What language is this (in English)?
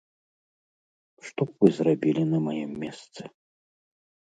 Belarusian